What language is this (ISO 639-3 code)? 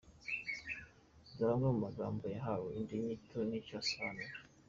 kin